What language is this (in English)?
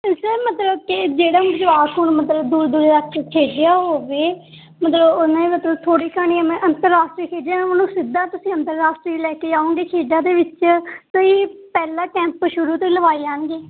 Punjabi